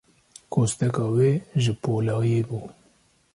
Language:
Kurdish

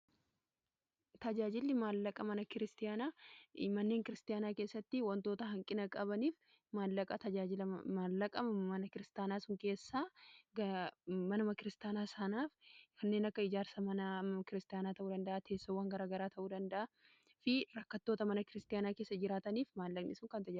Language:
Oromo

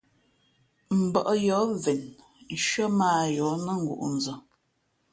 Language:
Fe'fe'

